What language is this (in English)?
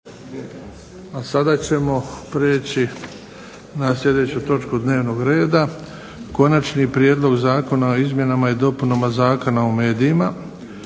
Croatian